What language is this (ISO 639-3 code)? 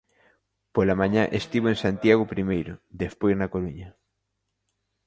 glg